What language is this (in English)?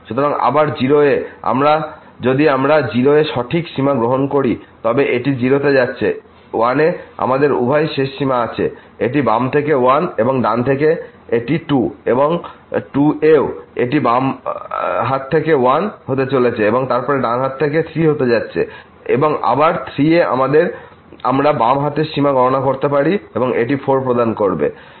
Bangla